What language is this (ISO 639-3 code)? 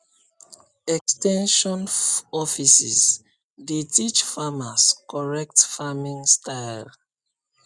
pcm